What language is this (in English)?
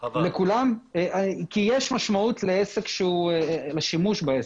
Hebrew